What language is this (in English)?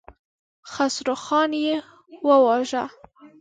Pashto